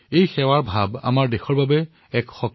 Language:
Assamese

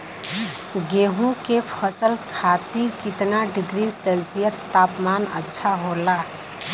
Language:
Bhojpuri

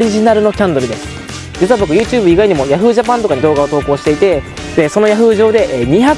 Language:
Japanese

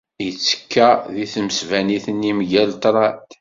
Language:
Kabyle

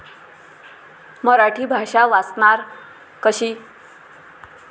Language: Marathi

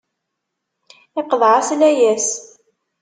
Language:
Kabyle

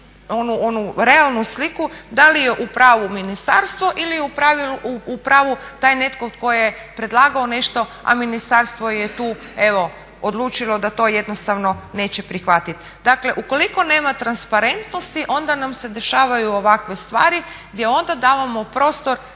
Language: Croatian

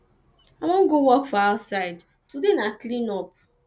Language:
Nigerian Pidgin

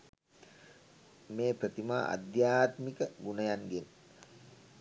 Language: Sinhala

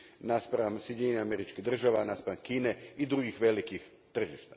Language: Croatian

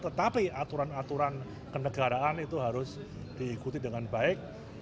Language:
Indonesian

